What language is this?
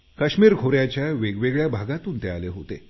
Marathi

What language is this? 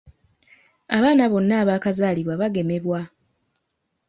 Ganda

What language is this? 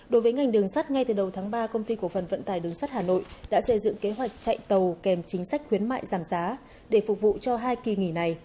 Vietnamese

